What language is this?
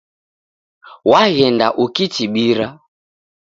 Taita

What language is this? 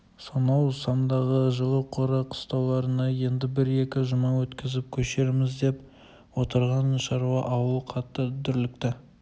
Kazakh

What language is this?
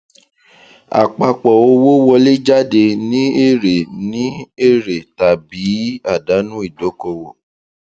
Yoruba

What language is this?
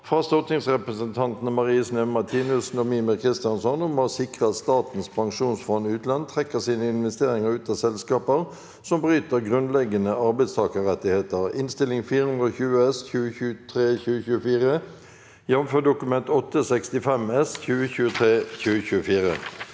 Norwegian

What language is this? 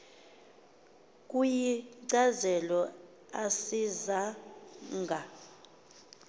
Xhosa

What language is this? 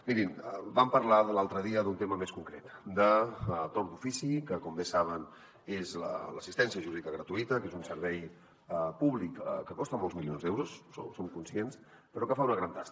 Catalan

